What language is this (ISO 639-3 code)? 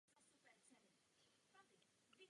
ces